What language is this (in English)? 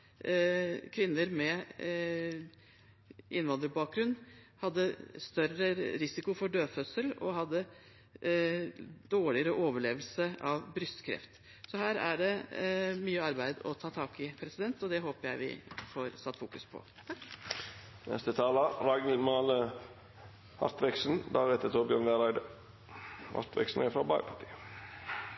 Norwegian Bokmål